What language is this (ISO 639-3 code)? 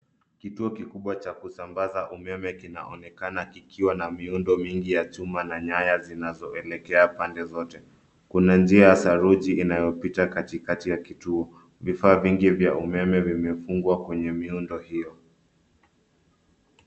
swa